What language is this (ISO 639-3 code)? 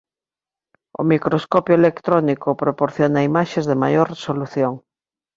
glg